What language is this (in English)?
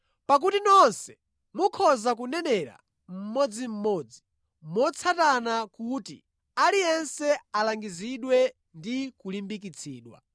Nyanja